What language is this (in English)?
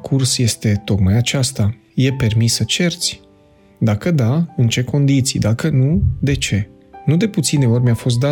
Romanian